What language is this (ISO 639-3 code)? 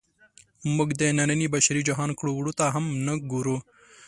pus